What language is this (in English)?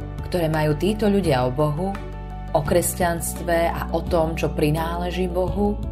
Slovak